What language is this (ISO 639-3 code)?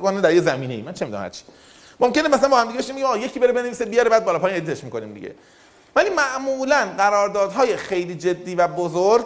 fas